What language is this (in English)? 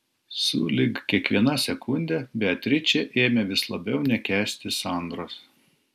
Lithuanian